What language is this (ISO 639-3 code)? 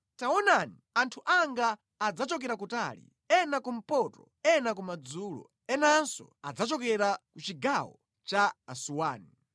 nya